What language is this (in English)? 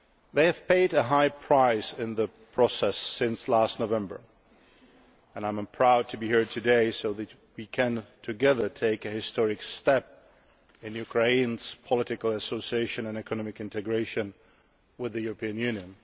English